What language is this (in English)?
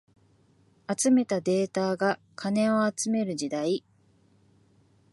Japanese